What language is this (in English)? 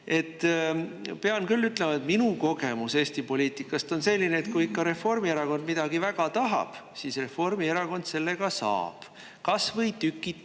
Estonian